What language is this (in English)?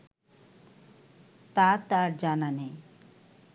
Bangla